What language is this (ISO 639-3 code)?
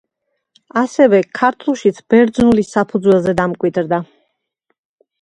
kat